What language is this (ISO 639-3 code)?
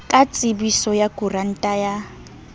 sot